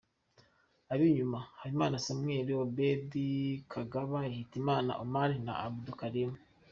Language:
Kinyarwanda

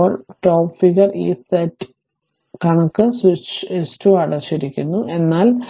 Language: Malayalam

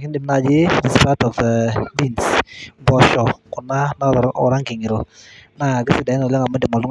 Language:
Masai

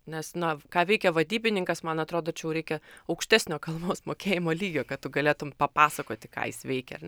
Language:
Lithuanian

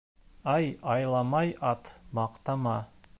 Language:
Bashkir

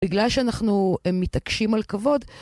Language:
Hebrew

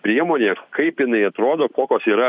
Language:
Lithuanian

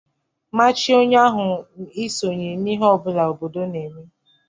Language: Igbo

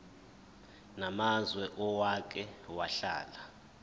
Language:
Zulu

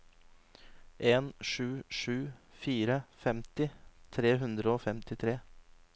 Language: Norwegian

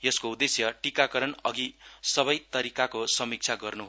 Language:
Nepali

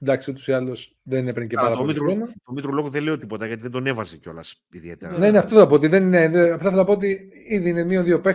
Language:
Greek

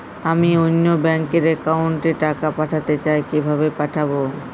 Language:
Bangla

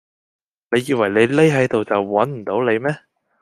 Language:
Cantonese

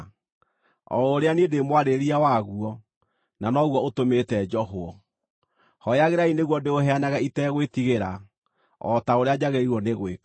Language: Kikuyu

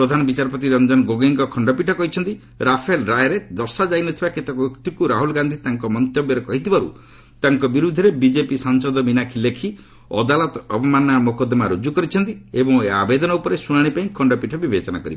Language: Odia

